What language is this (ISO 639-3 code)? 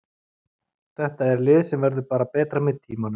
isl